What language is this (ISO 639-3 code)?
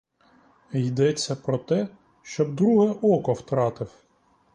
ukr